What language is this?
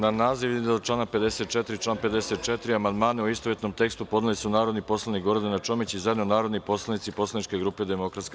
Serbian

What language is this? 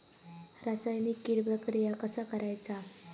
Marathi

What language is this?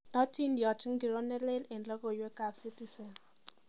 Kalenjin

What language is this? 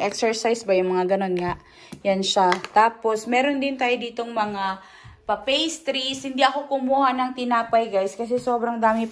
Filipino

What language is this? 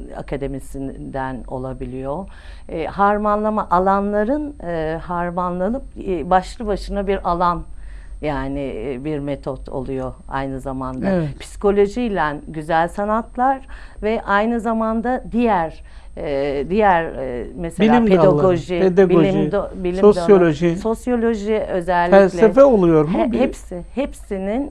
Turkish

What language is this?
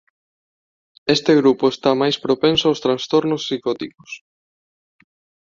Galician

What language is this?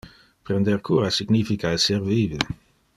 Interlingua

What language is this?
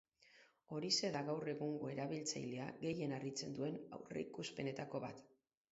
Basque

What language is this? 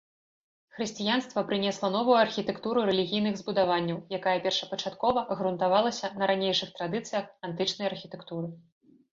Belarusian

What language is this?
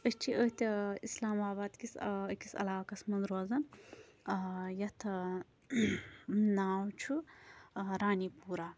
Kashmiri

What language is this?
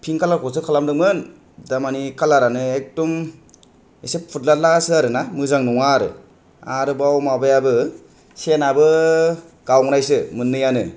Bodo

